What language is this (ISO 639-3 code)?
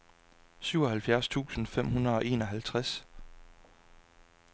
dan